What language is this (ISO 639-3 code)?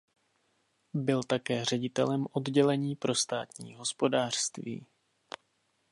ces